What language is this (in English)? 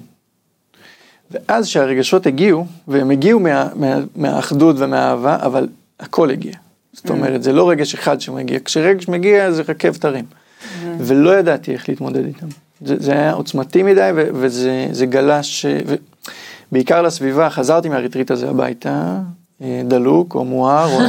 Hebrew